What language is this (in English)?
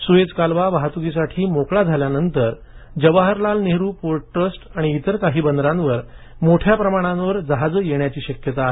Marathi